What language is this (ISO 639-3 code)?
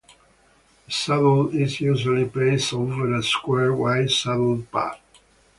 eng